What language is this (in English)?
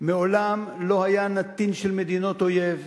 Hebrew